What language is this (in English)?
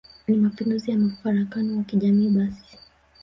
Swahili